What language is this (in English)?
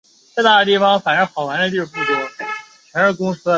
Chinese